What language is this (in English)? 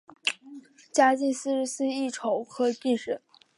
Chinese